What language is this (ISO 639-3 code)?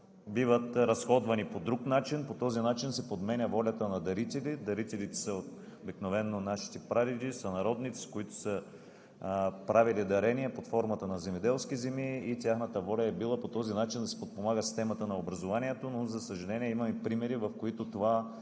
bul